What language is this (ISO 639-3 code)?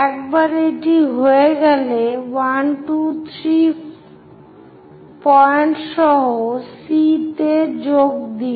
ben